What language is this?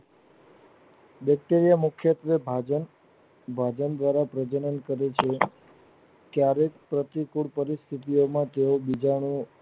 Gujarati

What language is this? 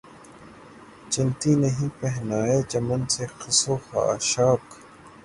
Urdu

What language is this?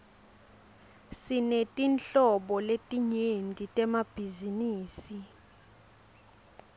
Swati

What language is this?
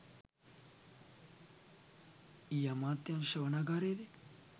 Sinhala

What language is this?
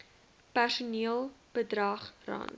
Afrikaans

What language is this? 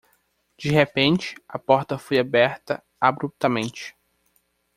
Portuguese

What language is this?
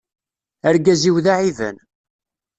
Kabyle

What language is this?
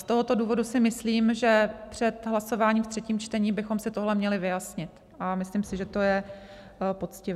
Czech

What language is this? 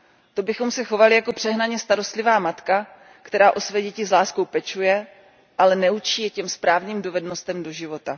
Czech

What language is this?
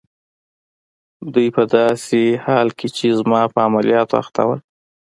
Pashto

